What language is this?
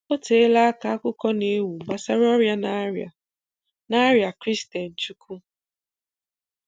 Igbo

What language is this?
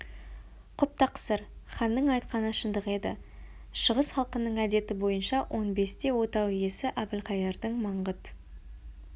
Kazakh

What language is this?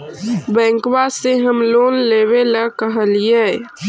Magahi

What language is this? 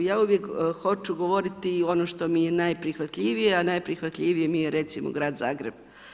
Croatian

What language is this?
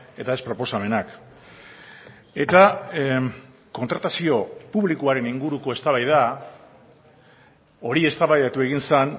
Basque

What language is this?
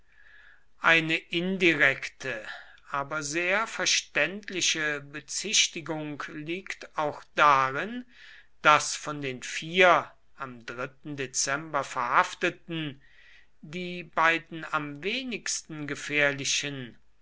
German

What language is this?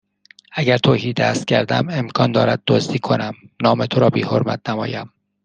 Persian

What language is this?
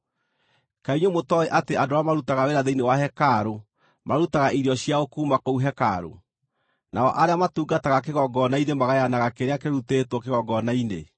Kikuyu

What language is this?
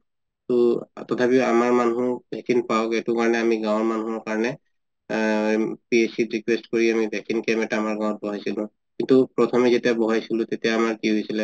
Assamese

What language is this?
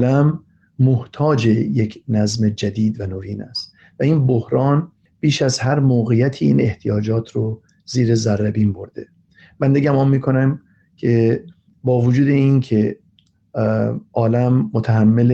Persian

